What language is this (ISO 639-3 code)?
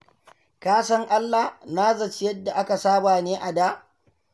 hau